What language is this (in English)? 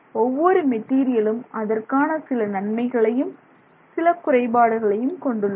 Tamil